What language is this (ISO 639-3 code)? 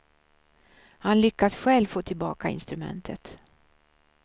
swe